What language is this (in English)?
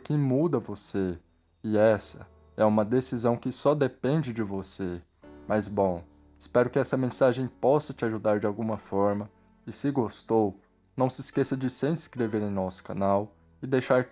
Portuguese